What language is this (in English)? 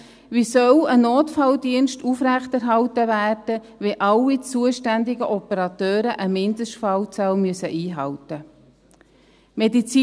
Swiss German